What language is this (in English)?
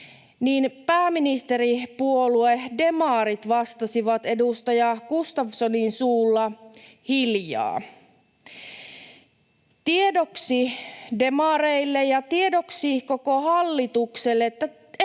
Finnish